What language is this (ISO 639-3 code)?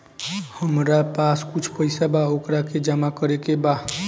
bho